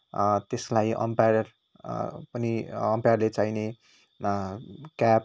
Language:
Nepali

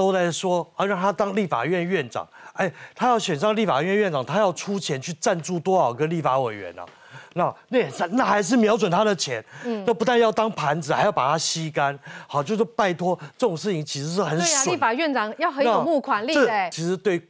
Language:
Chinese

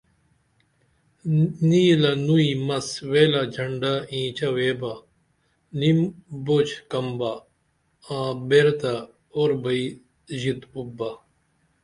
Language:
Dameli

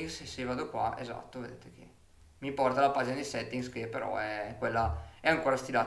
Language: Italian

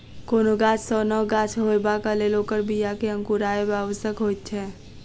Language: Maithili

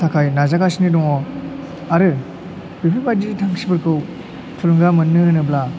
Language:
Bodo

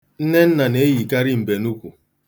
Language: Igbo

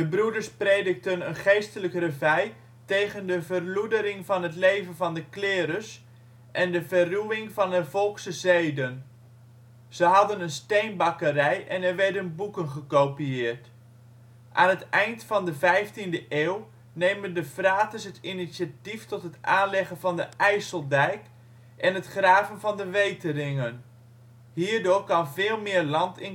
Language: Dutch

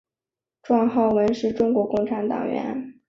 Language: Chinese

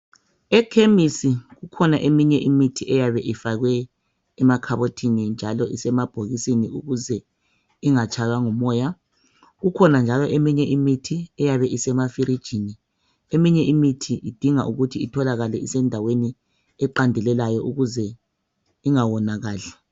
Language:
North Ndebele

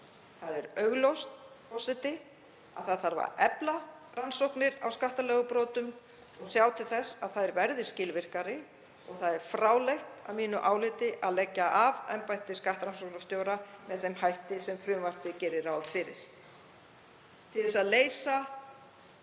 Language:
Icelandic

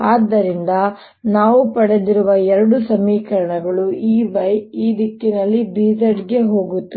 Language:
Kannada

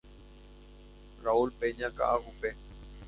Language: Guarani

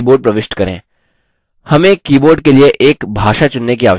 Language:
Hindi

